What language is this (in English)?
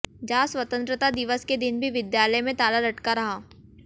Hindi